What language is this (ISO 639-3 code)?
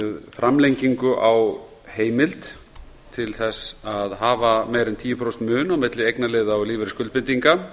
isl